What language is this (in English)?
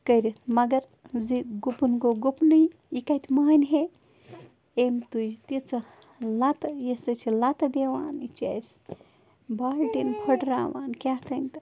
Kashmiri